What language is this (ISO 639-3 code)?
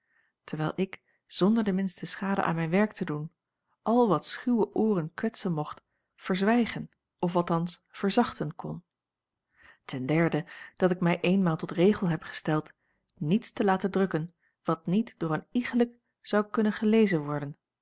nld